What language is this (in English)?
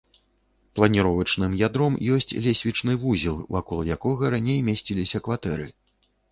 Belarusian